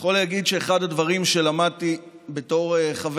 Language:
Hebrew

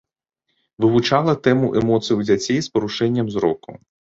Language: Belarusian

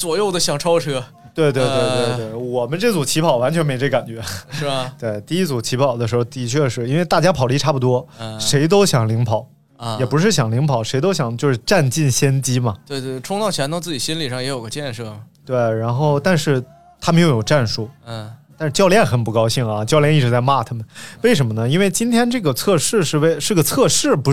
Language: Chinese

